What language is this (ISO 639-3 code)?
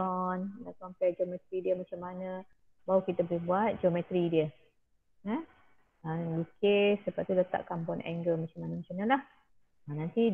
msa